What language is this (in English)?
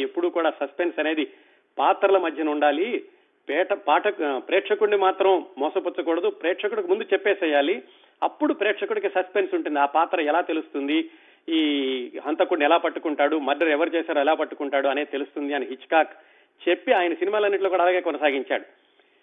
Telugu